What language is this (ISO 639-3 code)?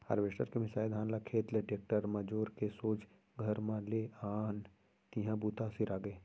hne